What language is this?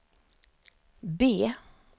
Swedish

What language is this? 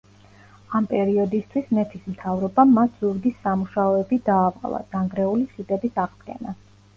Georgian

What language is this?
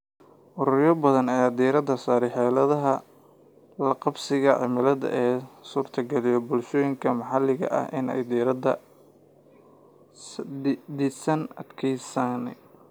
Somali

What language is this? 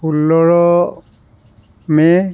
Assamese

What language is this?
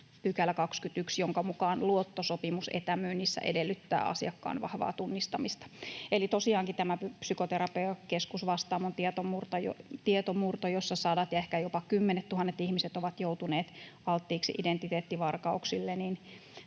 Finnish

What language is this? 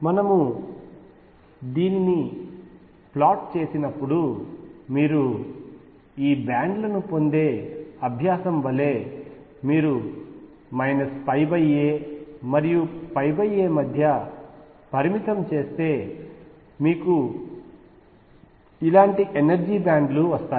Telugu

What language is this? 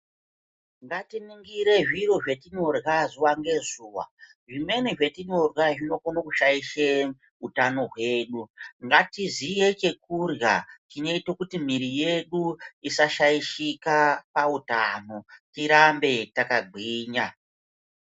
Ndau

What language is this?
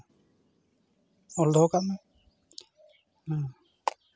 Santali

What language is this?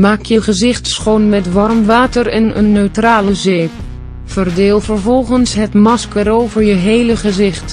Dutch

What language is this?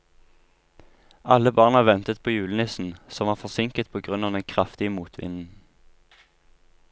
Norwegian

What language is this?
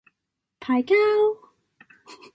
Cantonese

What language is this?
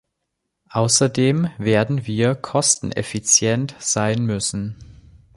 German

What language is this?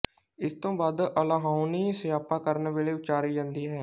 Punjabi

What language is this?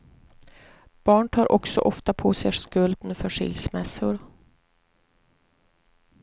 Swedish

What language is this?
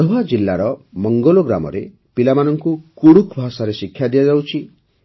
Odia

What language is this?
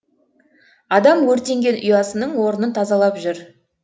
Kazakh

